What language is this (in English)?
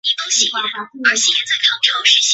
Chinese